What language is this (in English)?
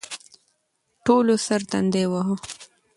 Pashto